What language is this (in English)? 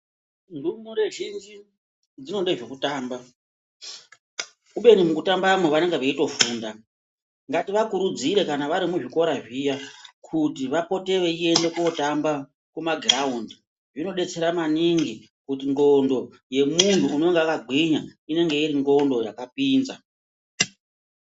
Ndau